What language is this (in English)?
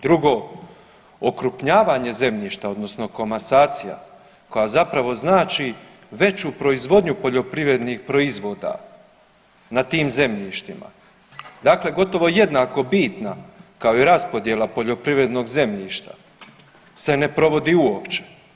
Croatian